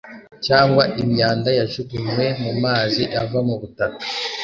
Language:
Kinyarwanda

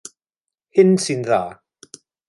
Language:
Welsh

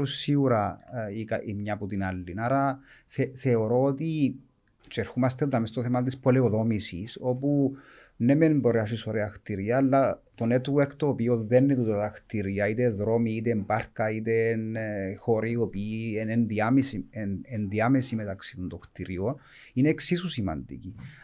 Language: Greek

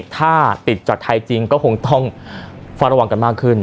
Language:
Thai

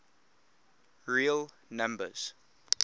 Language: English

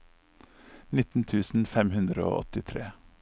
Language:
Norwegian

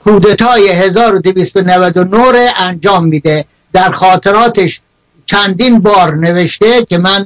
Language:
Persian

